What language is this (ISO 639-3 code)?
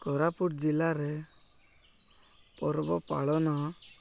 ori